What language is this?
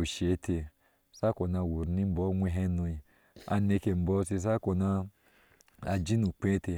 Ashe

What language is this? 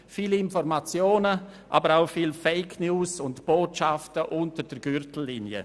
Swiss German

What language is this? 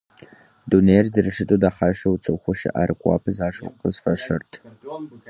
Kabardian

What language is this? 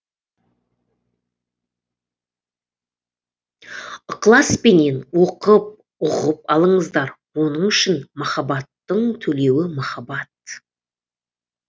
Kazakh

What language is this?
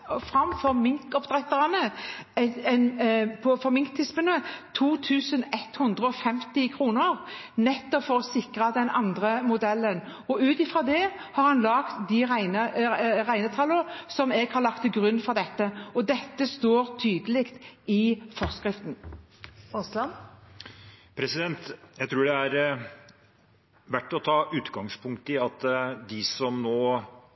Norwegian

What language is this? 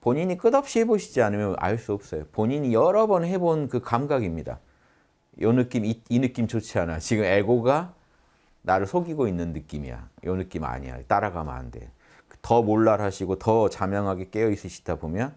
Korean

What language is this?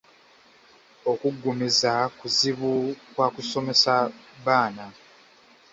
Ganda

